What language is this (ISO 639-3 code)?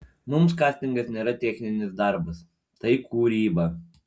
lit